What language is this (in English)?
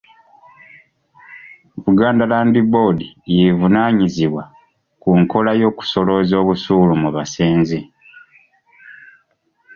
Ganda